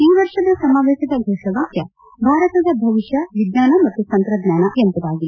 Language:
Kannada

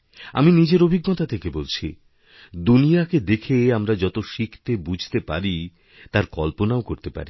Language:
Bangla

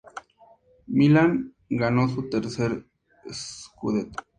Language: Spanish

